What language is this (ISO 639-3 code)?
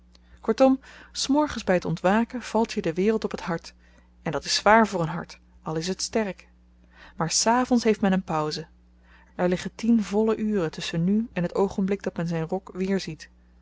nld